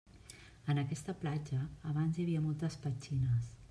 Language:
Catalan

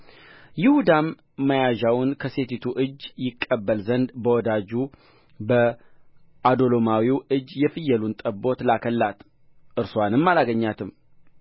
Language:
Amharic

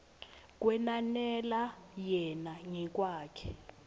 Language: Swati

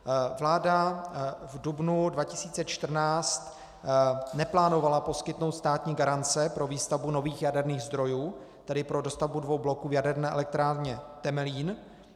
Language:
Czech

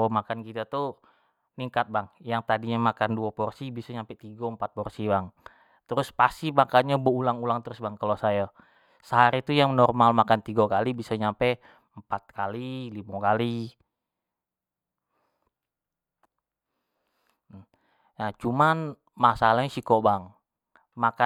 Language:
Jambi Malay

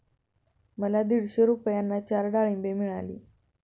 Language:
Marathi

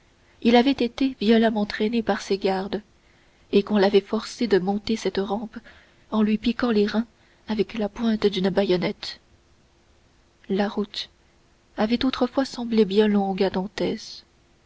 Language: French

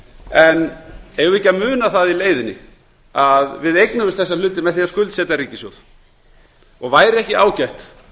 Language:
Icelandic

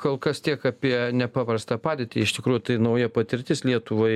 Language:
Lithuanian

